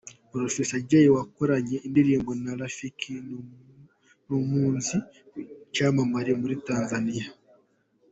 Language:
Kinyarwanda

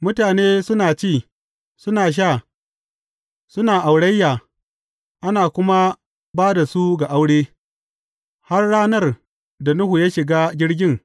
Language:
Hausa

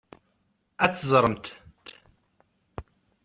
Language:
Kabyle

